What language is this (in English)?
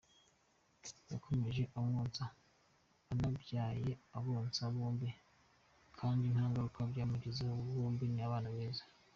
Kinyarwanda